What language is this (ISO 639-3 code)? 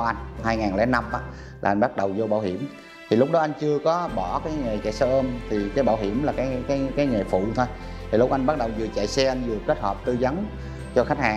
vie